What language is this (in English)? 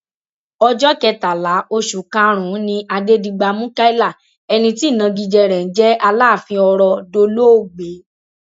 Yoruba